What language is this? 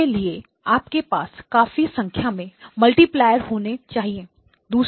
Hindi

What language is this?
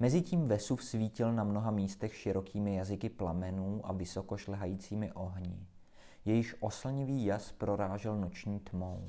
Czech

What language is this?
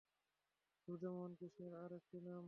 Bangla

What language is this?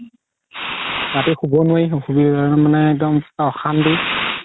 Assamese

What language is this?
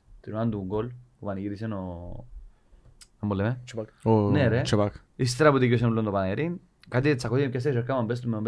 Greek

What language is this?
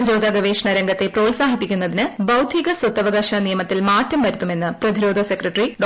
Malayalam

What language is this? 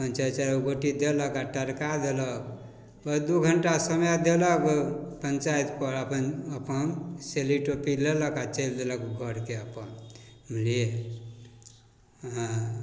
Maithili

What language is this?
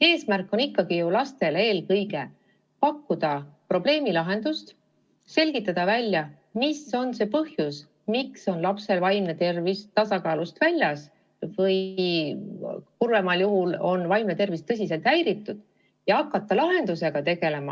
Estonian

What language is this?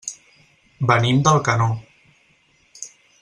Catalan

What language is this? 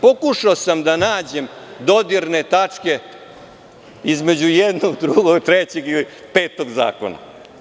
Serbian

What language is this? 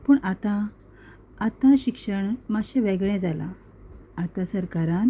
Konkani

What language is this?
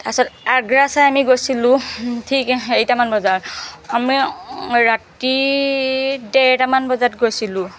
Assamese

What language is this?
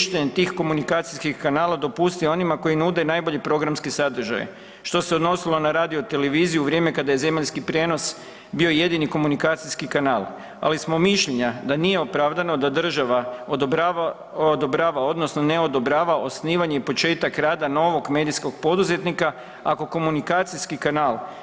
Croatian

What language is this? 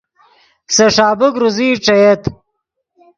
Yidgha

